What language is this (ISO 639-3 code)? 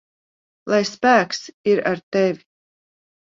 lav